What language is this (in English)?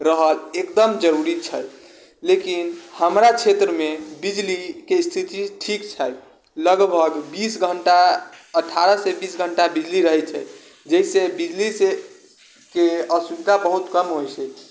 Maithili